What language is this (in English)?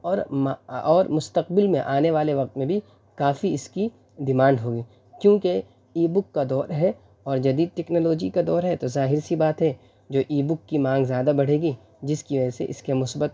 Urdu